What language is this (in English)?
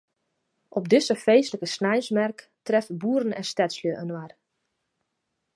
Western Frisian